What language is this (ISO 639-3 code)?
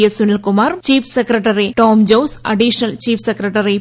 mal